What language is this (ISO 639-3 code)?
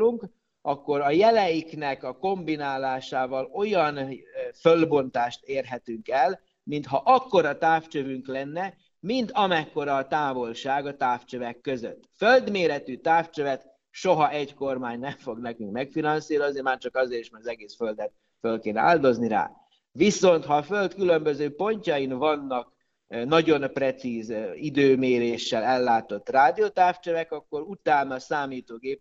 hun